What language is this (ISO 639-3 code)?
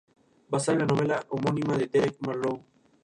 spa